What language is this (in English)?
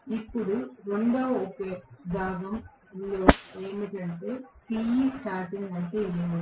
Telugu